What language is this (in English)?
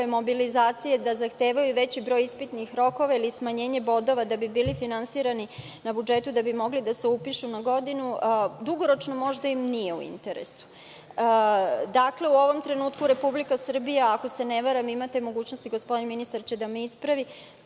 Serbian